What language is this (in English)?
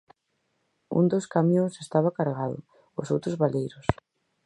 Galician